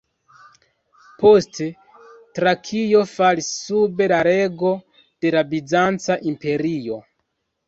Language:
Esperanto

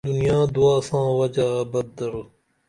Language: Dameli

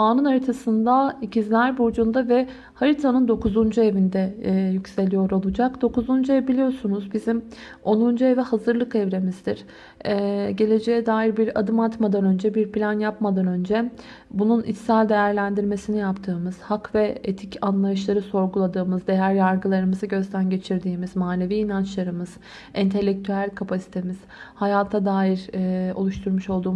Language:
Turkish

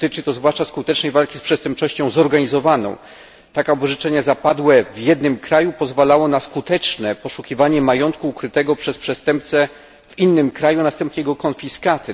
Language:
Polish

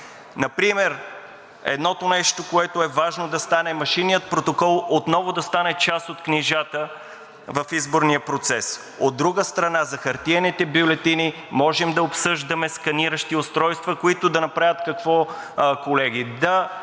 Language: Bulgarian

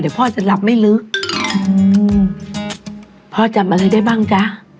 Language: Thai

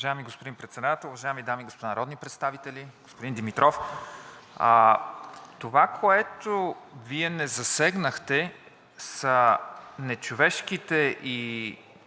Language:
Bulgarian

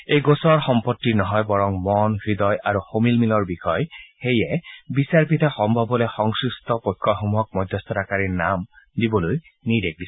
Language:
Assamese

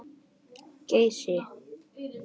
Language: Icelandic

